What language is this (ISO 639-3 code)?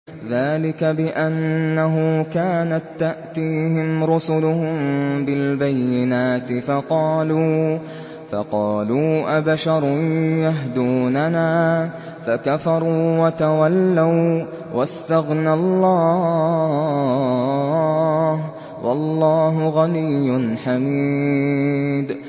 ara